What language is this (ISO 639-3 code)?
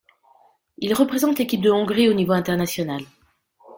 fra